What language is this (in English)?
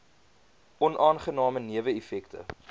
Afrikaans